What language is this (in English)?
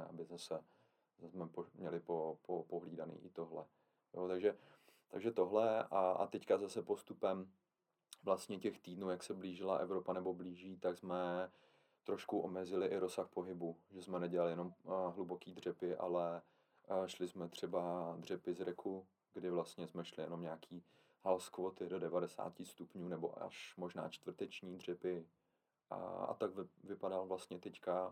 Czech